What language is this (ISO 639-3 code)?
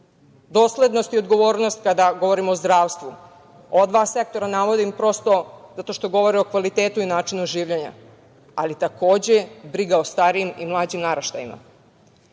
srp